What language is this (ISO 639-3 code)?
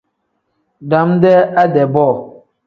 kdh